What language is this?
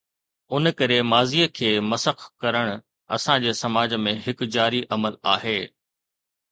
Sindhi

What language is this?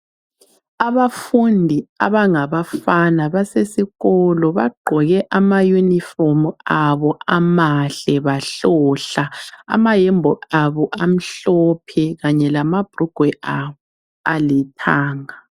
North Ndebele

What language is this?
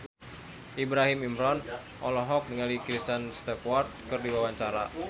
Sundanese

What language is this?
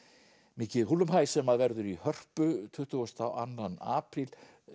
Icelandic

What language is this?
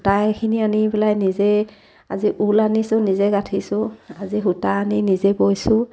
Assamese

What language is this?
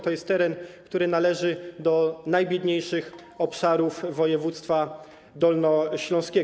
Polish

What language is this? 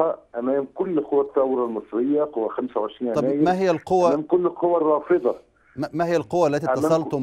Arabic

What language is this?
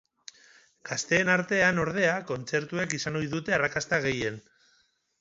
Basque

